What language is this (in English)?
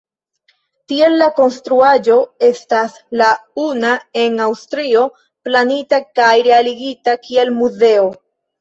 Esperanto